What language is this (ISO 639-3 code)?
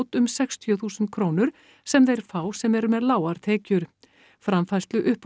isl